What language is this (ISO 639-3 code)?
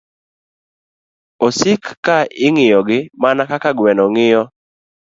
luo